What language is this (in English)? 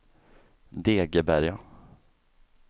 Swedish